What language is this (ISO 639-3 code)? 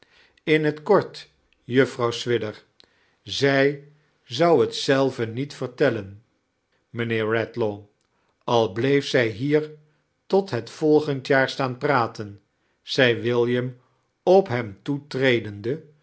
nld